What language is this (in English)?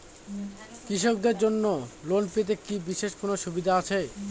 Bangla